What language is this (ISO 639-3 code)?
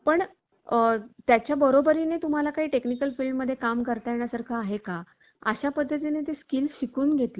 mar